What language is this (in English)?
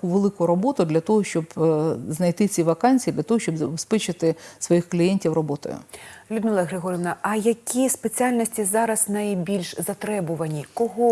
Ukrainian